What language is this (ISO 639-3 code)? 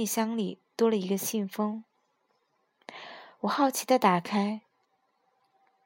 zho